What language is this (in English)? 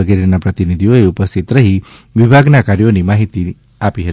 Gujarati